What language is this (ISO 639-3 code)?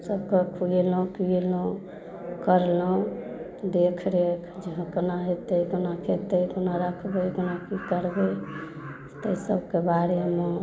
mai